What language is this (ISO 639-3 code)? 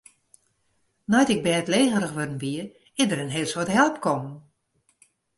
fry